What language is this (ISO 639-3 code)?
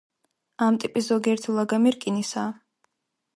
kat